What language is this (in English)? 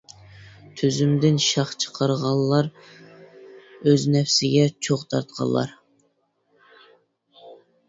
Uyghur